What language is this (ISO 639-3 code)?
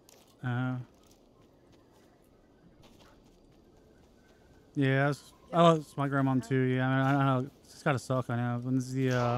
eng